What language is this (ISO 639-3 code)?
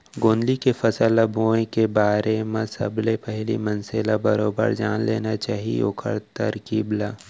hne